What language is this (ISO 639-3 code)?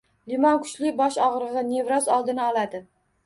uzb